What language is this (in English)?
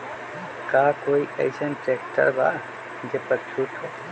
Magahi